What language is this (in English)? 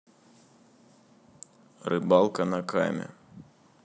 Russian